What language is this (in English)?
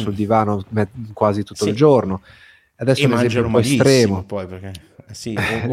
Italian